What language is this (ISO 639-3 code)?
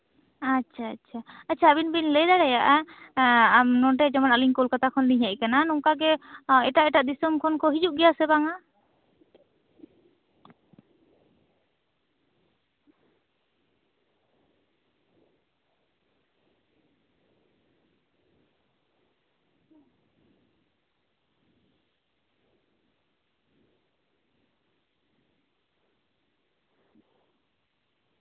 sat